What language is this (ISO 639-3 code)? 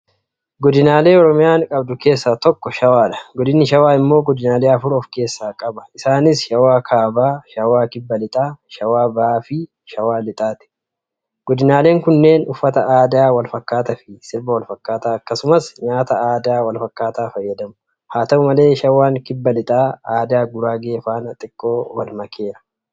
orm